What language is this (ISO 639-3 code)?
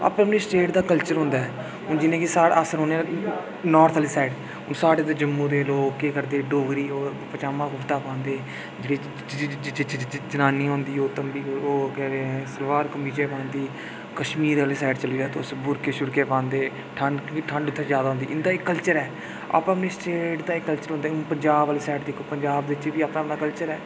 doi